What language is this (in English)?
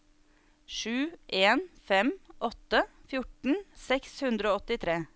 Norwegian